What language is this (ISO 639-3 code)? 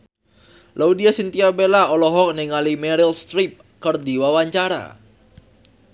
sun